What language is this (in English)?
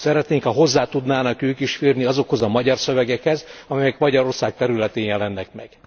Hungarian